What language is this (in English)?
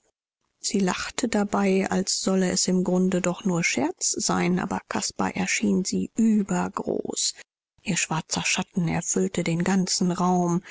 German